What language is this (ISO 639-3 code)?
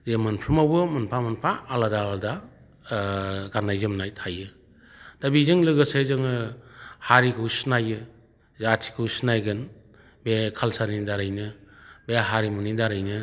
brx